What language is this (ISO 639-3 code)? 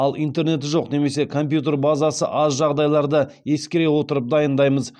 kaz